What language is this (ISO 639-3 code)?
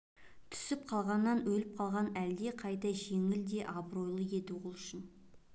kaz